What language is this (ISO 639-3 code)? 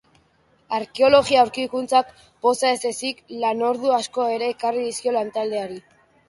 eus